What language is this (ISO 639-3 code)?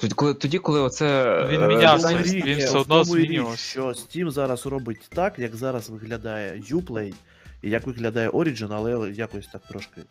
ukr